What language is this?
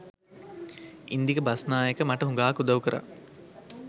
Sinhala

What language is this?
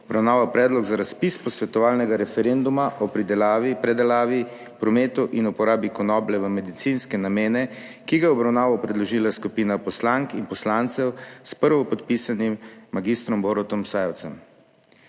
Slovenian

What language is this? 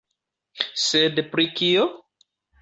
Esperanto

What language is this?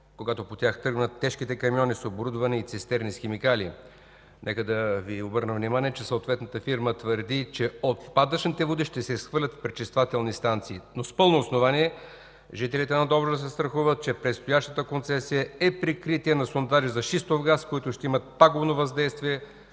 Bulgarian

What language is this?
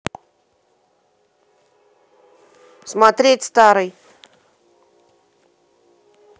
Russian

